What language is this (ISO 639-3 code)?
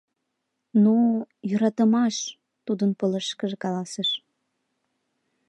chm